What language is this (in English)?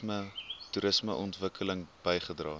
Afrikaans